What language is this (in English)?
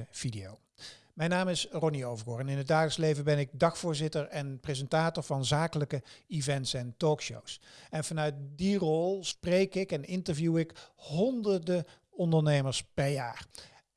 Dutch